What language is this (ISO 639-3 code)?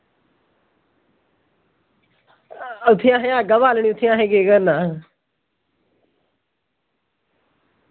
doi